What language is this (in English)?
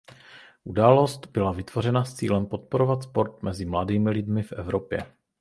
Czech